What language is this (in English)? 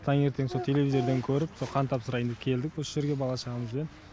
Kazakh